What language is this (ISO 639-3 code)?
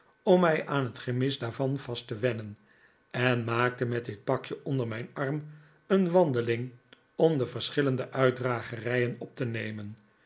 nld